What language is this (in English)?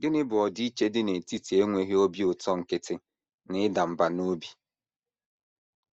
Igbo